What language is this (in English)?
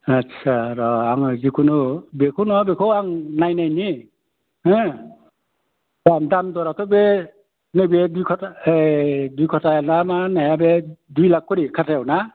Bodo